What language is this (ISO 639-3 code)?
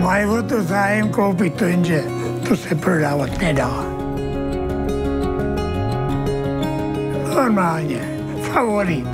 ces